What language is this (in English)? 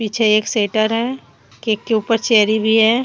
Hindi